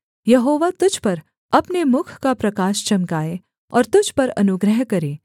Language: Hindi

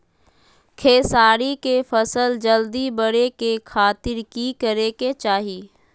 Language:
Magahi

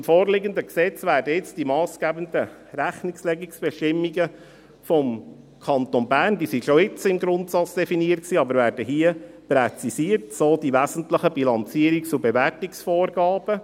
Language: Swiss German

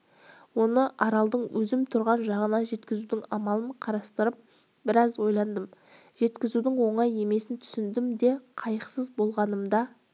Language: Kazakh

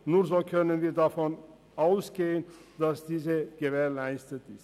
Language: Swiss German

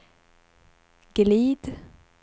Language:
Swedish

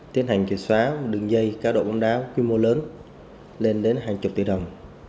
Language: Vietnamese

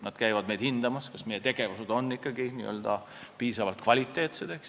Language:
Estonian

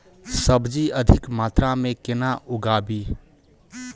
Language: Maithili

